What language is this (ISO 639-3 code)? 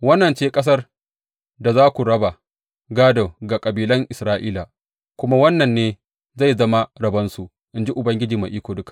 hau